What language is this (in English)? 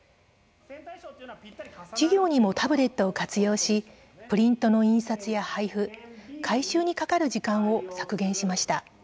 Japanese